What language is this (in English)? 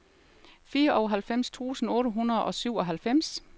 Danish